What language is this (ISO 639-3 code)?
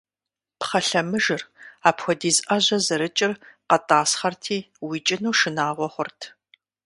kbd